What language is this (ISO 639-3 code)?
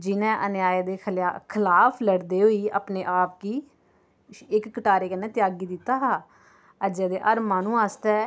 doi